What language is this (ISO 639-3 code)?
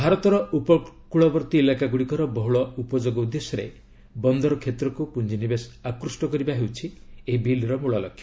ori